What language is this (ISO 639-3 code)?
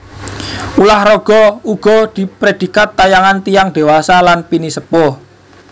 jav